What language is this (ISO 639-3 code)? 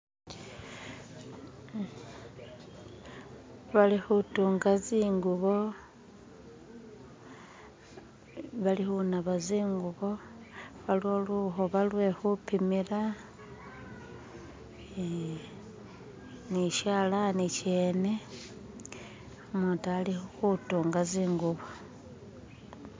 myx